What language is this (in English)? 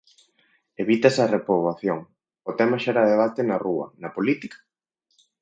Galician